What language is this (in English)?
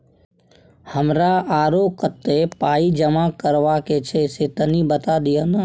Maithili